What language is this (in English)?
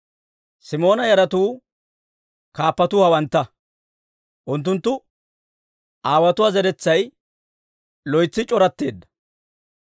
Dawro